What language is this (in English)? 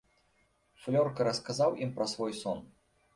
Belarusian